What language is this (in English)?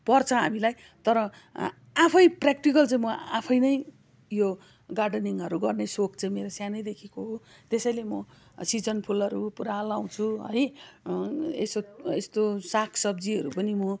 Nepali